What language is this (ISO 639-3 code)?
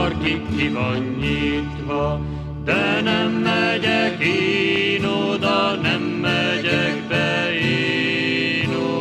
hun